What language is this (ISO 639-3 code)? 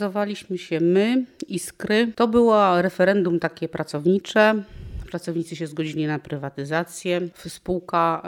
pol